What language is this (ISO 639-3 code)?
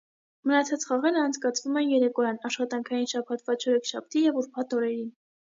hye